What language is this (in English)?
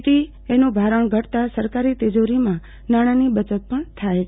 Gujarati